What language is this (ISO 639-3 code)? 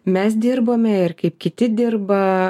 lit